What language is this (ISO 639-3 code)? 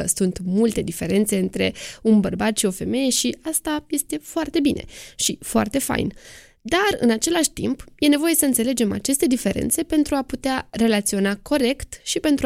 ron